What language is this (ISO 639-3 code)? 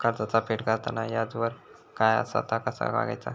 mar